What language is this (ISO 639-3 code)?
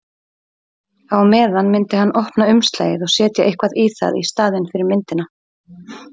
isl